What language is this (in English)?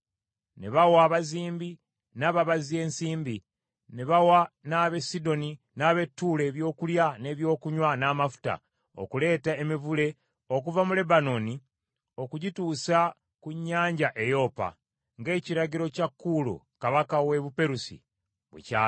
Ganda